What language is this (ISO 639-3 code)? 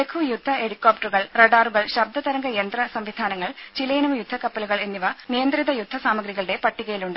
mal